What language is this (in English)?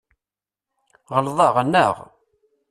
Kabyle